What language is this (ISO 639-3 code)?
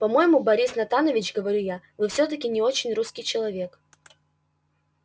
rus